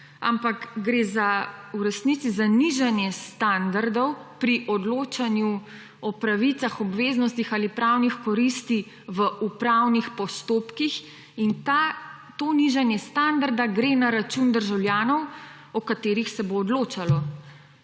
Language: Slovenian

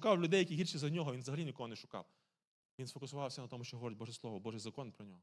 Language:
Ukrainian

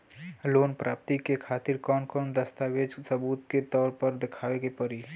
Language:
Bhojpuri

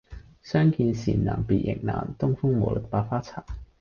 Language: Cantonese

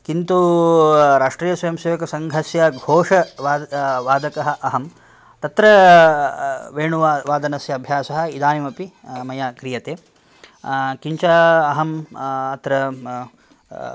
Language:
Sanskrit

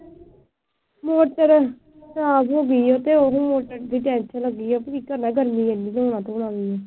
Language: Punjabi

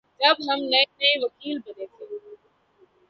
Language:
Urdu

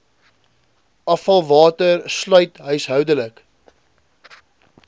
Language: Afrikaans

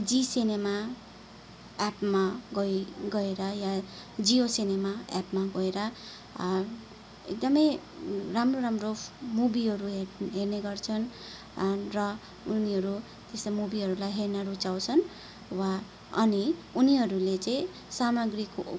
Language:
Nepali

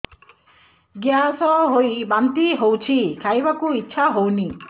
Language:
Odia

